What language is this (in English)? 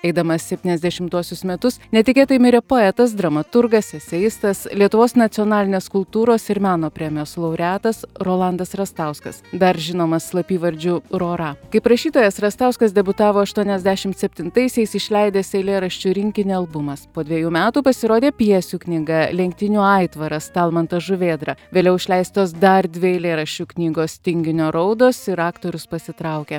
Lithuanian